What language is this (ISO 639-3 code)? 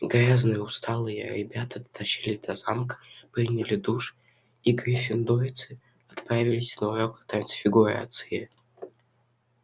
rus